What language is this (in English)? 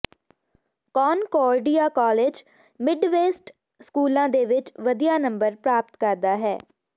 Punjabi